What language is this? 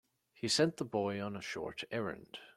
English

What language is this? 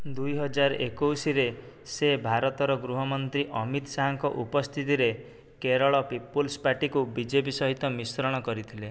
Odia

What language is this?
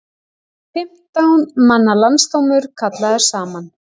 Icelandic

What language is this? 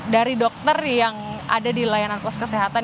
Indonesian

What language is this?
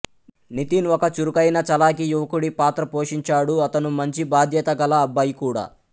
Telugu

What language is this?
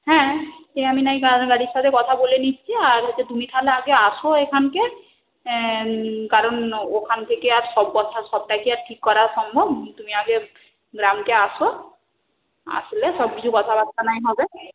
Bangla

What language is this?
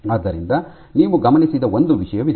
Kannada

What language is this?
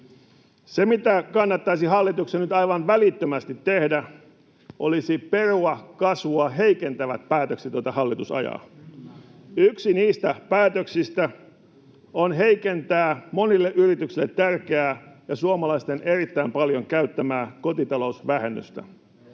Finnish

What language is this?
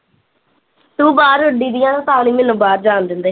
Punjabi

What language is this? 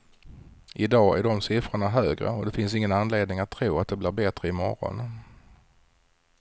Swedish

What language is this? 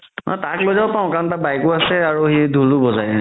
Assamese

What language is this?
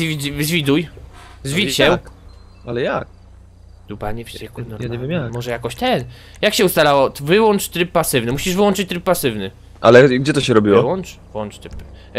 Polish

